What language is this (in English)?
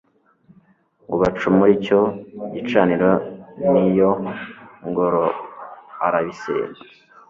Kinyarwanda